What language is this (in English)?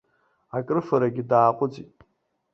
Abkhazian